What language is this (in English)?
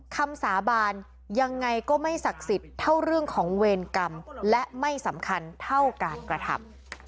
Thai